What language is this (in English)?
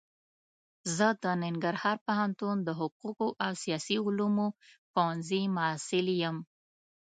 Pashto